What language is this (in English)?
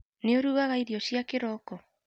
Kikuyu